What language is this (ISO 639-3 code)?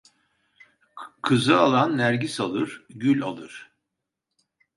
tur